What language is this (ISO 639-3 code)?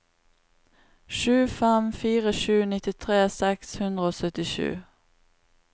nor